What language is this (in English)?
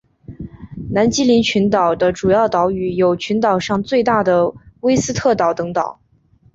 Chinese